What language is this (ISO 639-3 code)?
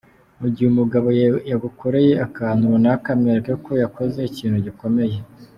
kin